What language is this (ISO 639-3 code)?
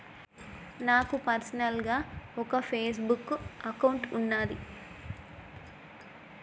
tel